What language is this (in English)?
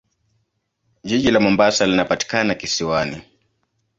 Swahili